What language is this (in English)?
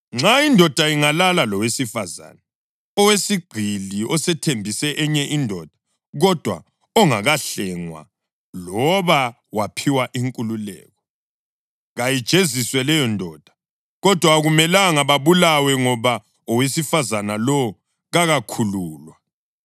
North Ndebele